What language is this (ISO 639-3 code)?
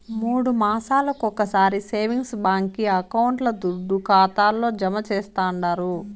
tel